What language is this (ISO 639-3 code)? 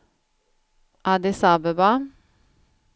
swe